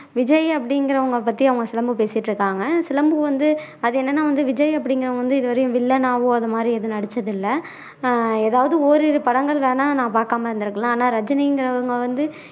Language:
Tamil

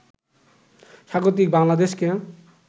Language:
Bangla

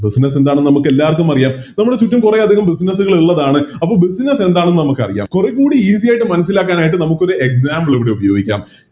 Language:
Malayalam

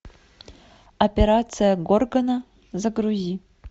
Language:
Russian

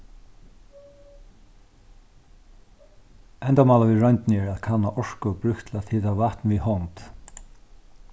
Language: Faroese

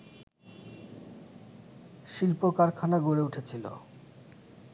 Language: Bangla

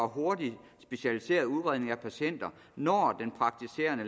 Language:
Danish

